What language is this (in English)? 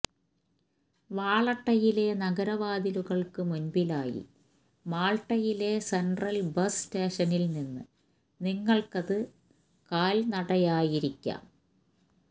Malayalam